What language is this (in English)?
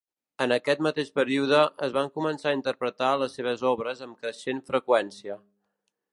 Catalan